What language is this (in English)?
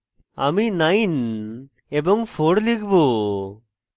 Bangla